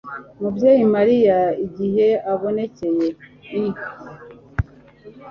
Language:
Kinyarwanda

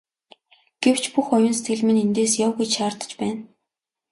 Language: Mongolian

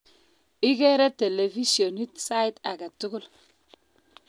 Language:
Kalenjin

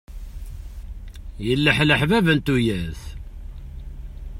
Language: Kabyle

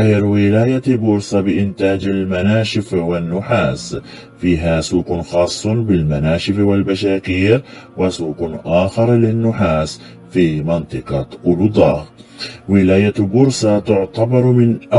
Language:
Arabic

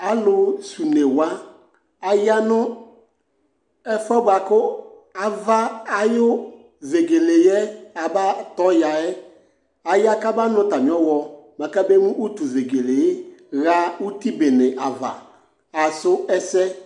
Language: Ikposo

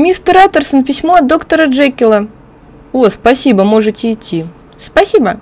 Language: Russian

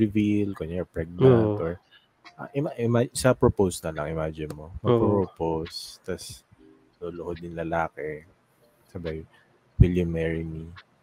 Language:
Filipino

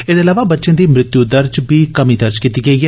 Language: Dogri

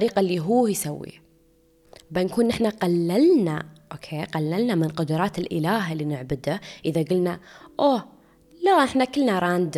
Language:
Arabic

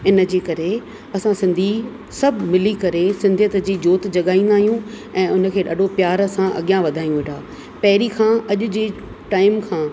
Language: Sindhi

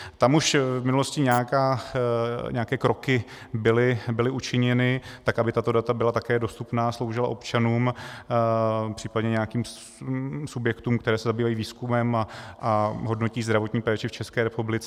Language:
Czech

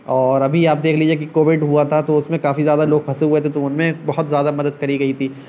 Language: Urdu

